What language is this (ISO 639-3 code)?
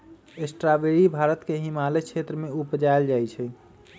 mag